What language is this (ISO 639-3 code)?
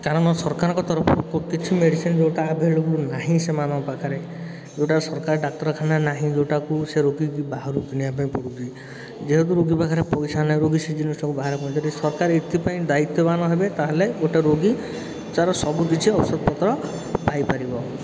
ori